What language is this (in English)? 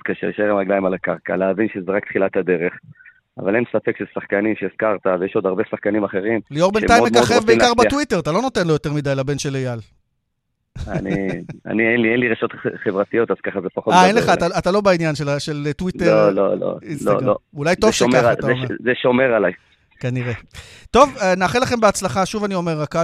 Hebrew